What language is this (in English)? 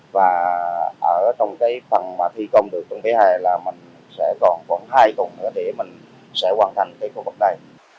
Vietnamese